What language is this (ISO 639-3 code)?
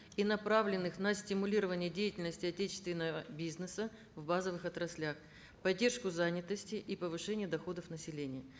kaz